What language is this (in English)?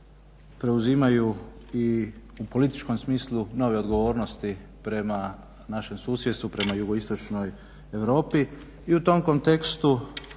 Croatian